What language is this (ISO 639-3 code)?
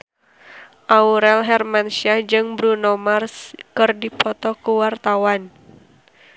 sun